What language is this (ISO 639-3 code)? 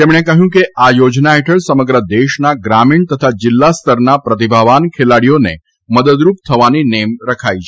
guj